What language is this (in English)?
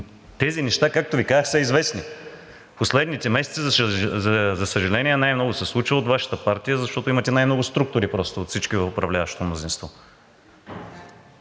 Bulgarian